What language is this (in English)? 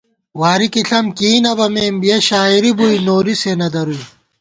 Gawar-Bati